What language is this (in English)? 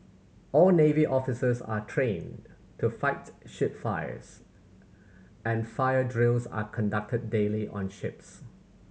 English